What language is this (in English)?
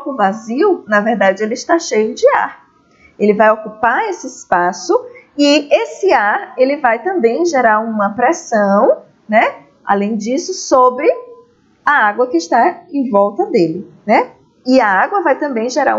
Portuguese